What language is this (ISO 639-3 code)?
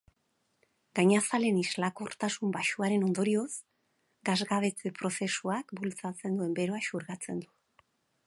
eus